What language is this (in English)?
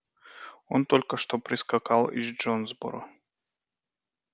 Russian